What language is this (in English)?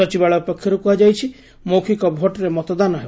Odia